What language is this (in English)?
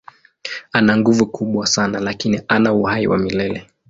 Swahili